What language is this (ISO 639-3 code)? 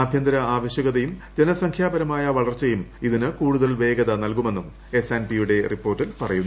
mal